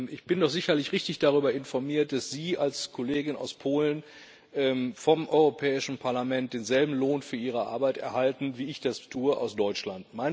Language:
German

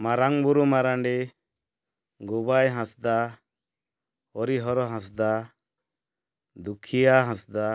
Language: Odia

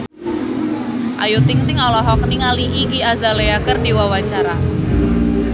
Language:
Sundanese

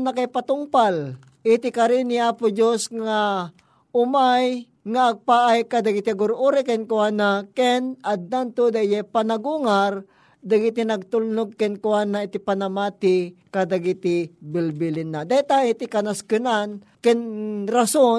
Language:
Filipino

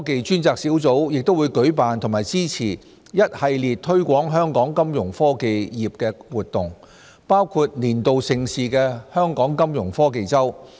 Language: Cantonese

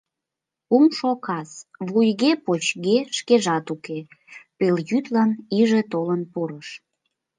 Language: Mari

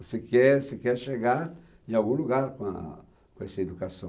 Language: Portuguese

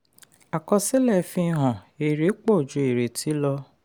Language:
Yoruba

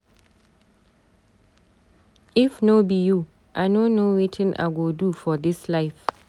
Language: Nigerian Pidgin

